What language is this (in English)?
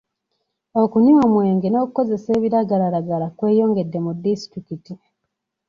Ganda